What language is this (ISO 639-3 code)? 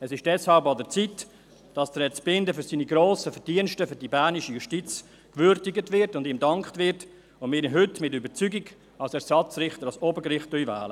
gsw